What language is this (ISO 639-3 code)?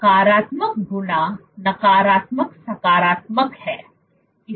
hin